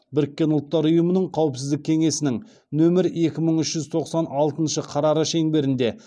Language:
Kazakh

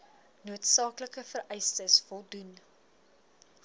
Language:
Afrikaans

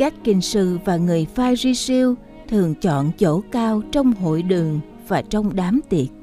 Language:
Vietnamese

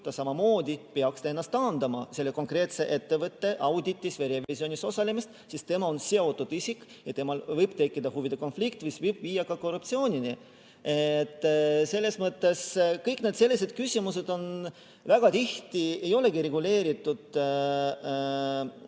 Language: Estonian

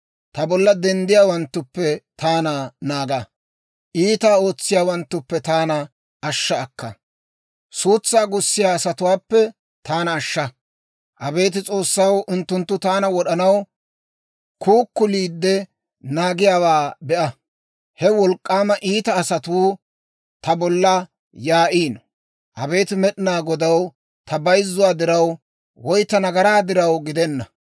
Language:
Dawro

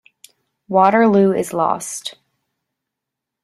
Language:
English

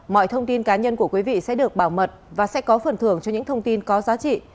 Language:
Vietnamese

